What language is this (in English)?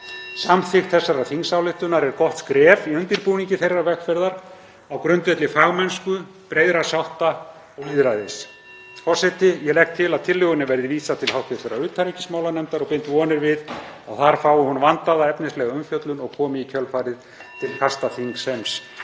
Icelandic